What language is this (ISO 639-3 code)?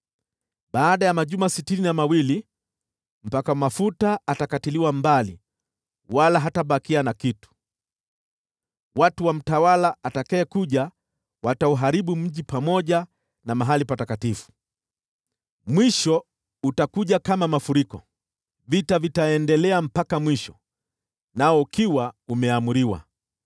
swa